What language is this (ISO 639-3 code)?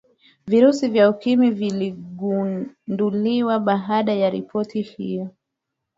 swa